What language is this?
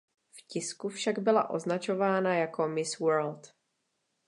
Czech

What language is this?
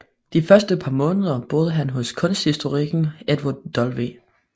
Danish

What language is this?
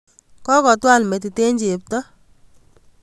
Kalenjin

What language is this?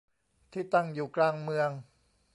Thai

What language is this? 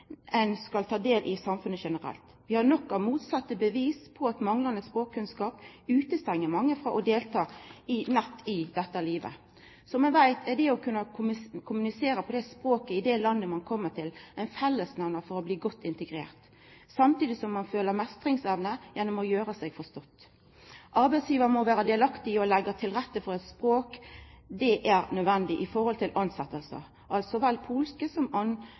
Norwegian Nynorsk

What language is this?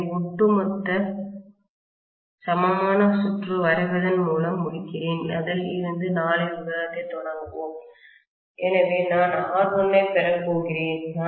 Tamil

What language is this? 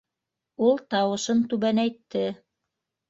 Bashkir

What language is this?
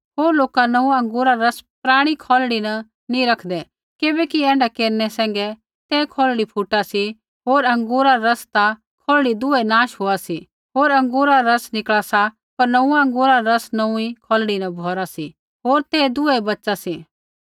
Kullu Pahari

